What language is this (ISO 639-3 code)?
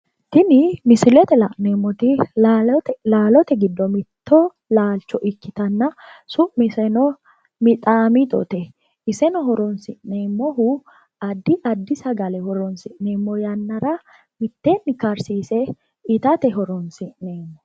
sid